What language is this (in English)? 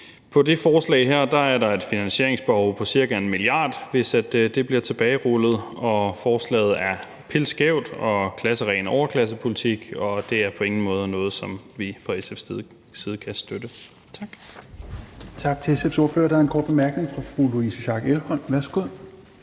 Danish